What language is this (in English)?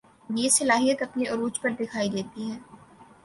Urdu